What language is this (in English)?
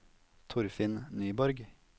Norwegian